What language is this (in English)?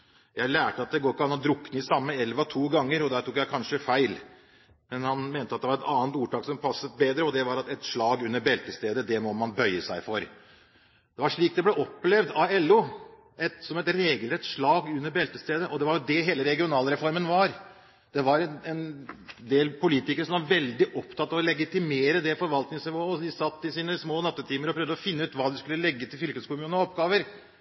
Norwegian Bokmål